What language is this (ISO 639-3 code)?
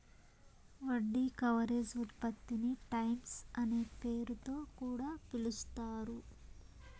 tel